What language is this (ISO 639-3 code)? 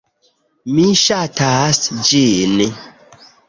epo